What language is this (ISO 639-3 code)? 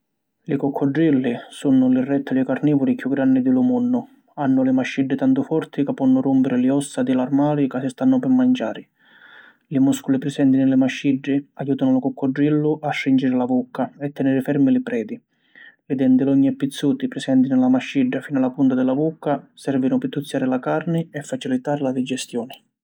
scn